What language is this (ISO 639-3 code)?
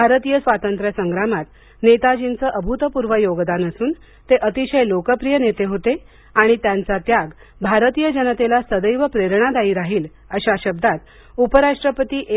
mar